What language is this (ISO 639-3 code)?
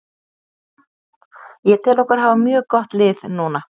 isl